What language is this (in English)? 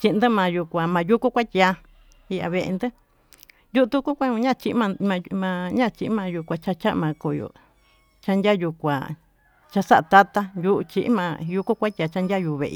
Tututepec Mixtec